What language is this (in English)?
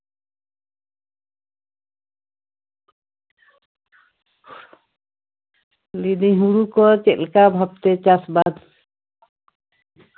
Santali